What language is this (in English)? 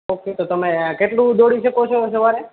Gujarati